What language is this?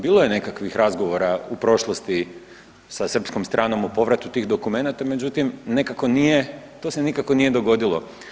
Croatian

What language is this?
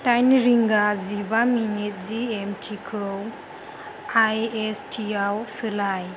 Bodo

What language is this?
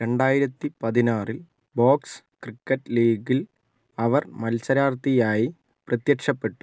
Malayalam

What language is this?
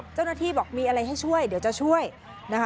Thai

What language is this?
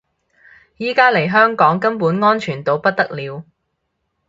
Cantonese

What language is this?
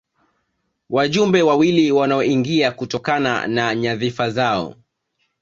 Swahili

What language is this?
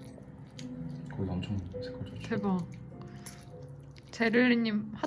Korean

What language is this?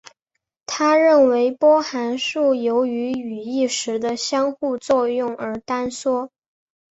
Chinese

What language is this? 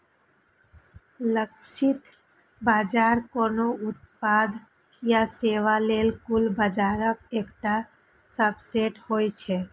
Maithili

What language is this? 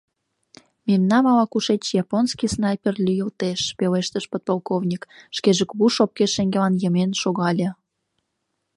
Mari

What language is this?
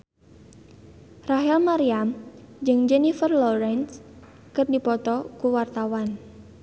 Sundanese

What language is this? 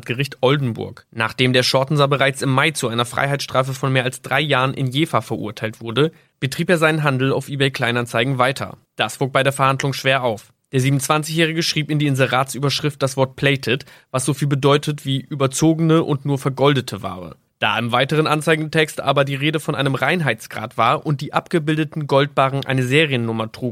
German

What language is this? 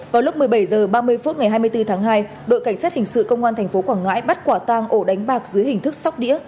Vietnamese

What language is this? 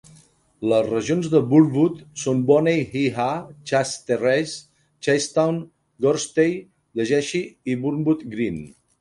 Catalan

